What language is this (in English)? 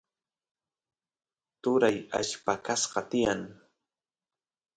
Santiago del Estero Quichua